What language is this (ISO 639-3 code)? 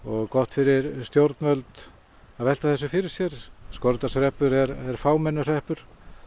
isl